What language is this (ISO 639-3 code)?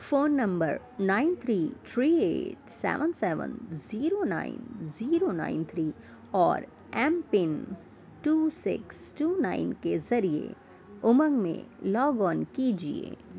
urd